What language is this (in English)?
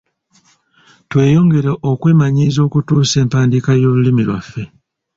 Ganda